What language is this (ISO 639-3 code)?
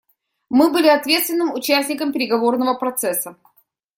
rus